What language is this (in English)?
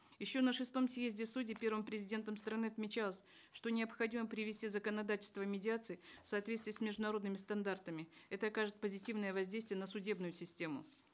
Kazakh